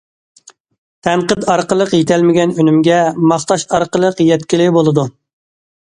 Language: Uyghur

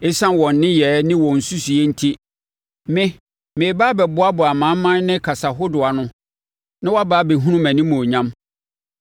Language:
Akan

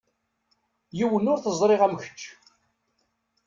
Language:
Kabyle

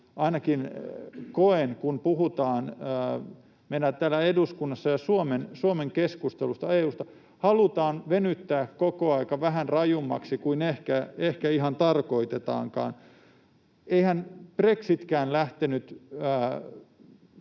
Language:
Finnish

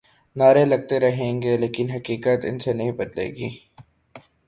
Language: Urdu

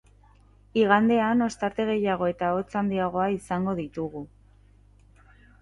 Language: Basque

